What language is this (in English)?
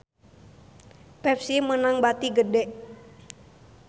Sundanese